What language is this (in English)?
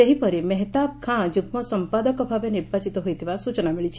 Odia